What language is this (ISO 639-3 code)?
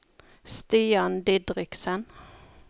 nor